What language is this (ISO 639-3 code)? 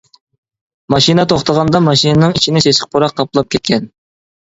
uig